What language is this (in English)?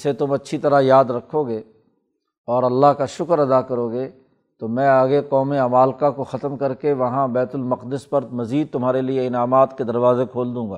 Urdu